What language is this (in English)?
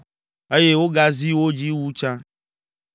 Ewe